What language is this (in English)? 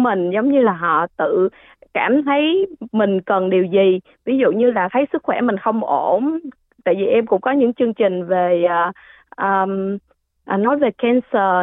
Vietnamese